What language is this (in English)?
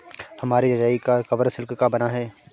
Hindi